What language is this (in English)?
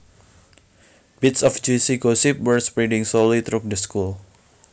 Javanese